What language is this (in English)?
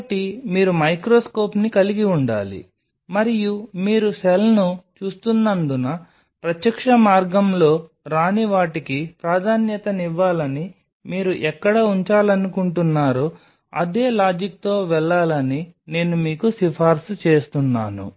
Telugu